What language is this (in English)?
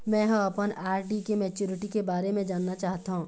Chhattisgarhi